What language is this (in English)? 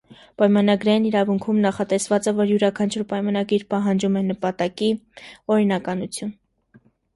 Armenian